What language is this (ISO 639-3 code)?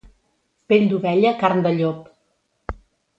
cat